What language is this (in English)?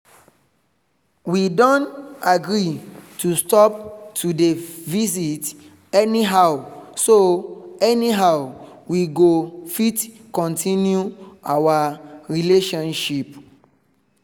Nigerian Pidgin